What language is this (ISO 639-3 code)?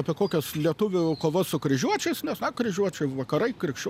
lit